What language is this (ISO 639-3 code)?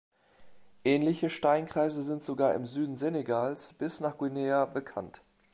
deu